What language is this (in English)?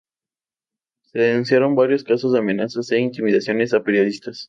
Spanish